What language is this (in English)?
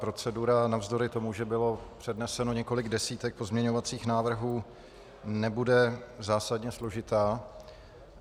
Czech